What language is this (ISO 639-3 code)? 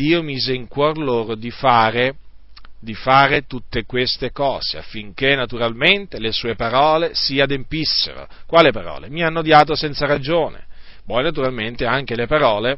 ita